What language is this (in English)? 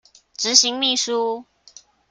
Chinese